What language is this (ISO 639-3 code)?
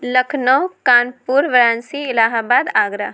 urd